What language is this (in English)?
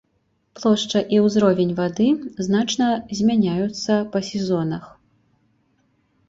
Belarusian